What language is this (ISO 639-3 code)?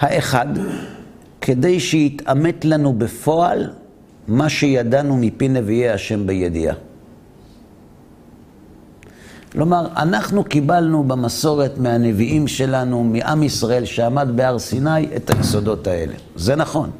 heb